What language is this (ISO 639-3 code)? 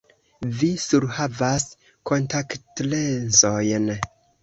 epo